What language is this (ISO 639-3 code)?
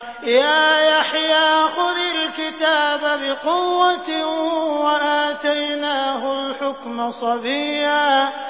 ara